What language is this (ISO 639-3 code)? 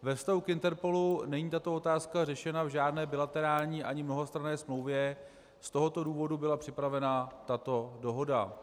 ces